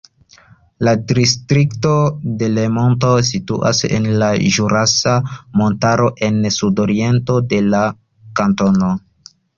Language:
Esperanto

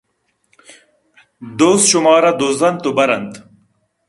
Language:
Eastern Balochi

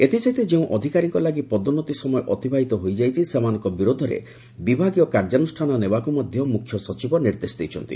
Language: Odia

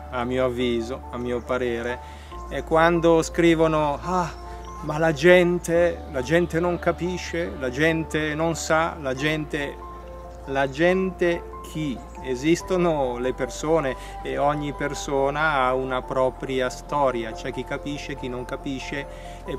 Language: Italian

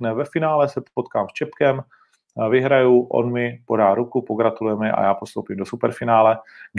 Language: Czech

